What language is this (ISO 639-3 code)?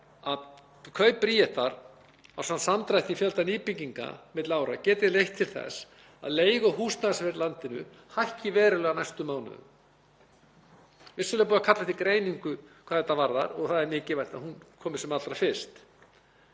isl